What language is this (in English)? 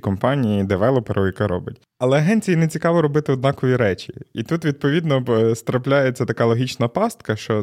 Ukrainian